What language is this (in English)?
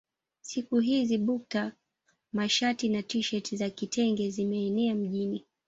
Swahili